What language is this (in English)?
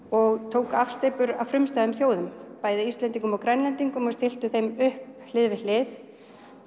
Icelandic